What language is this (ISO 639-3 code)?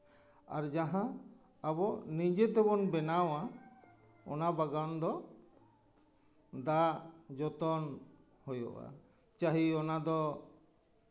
sat